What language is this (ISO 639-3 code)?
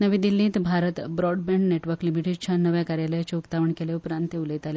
kok